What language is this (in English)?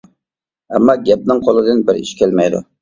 Uyghur